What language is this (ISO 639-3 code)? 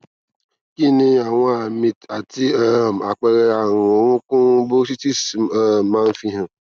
yor